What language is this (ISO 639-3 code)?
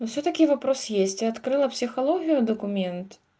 rus